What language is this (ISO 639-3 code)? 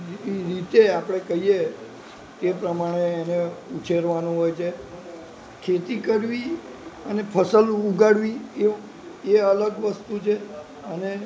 guj